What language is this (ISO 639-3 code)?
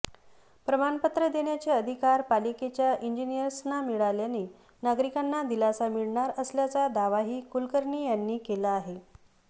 mar